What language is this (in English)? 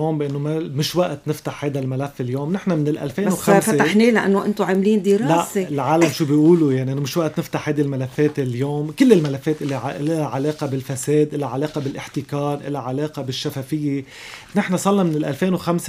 Arabic